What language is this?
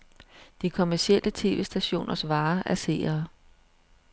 Danish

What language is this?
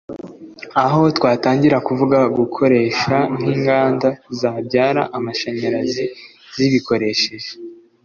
Kinyarwanda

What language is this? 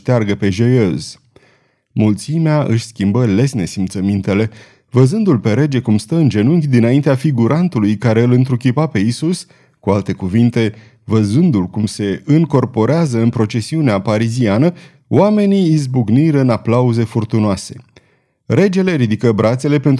Romanian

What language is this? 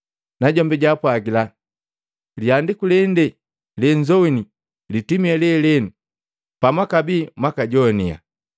Matengo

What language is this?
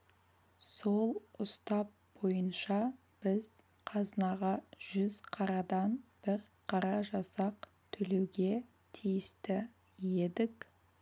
Kazakh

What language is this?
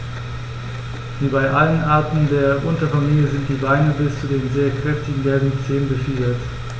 German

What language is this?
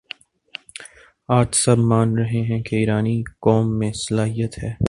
Urdu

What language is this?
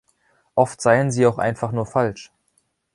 German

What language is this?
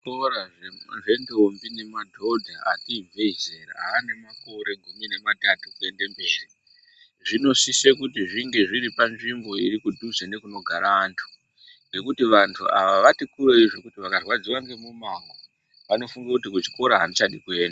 Ndau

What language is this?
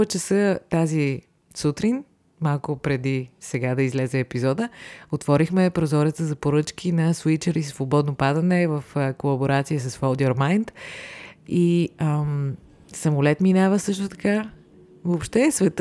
Bulgarian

